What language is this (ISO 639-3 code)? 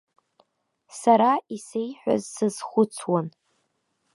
abk